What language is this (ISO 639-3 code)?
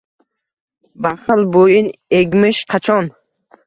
uzb